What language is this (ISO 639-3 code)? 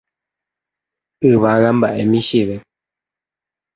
grn